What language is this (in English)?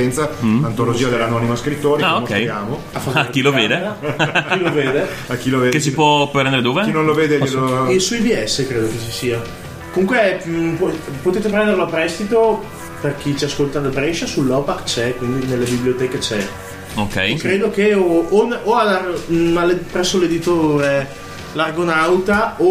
Italian